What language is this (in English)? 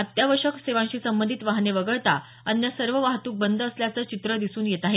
Marathi